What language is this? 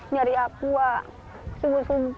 Indonesian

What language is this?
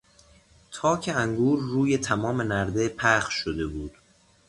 Persian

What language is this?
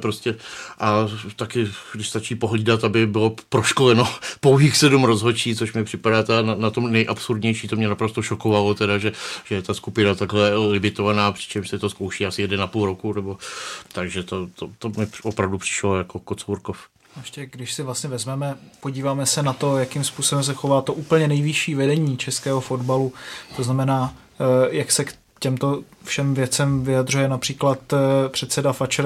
Czech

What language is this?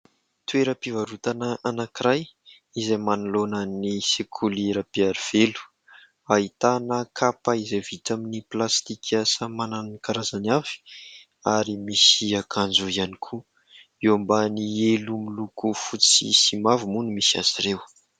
Malagasy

